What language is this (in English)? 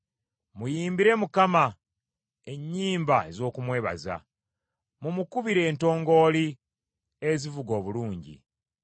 Ganda